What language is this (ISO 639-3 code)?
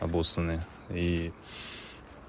rus